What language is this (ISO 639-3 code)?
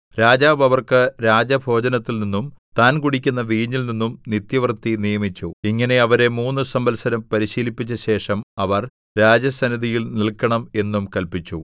mal